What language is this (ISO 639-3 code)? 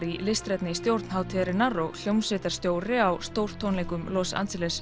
isl